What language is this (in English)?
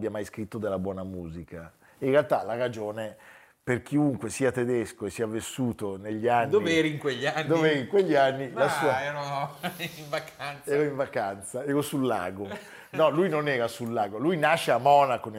Italian